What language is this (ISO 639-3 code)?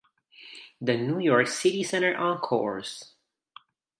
eng